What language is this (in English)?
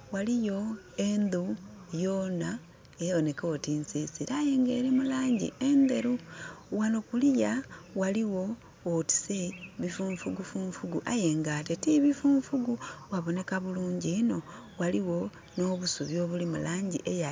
Soga